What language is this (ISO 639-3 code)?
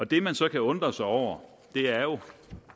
dan